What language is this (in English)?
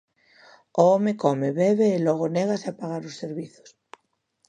Galician